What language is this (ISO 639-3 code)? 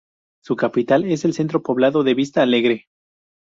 spa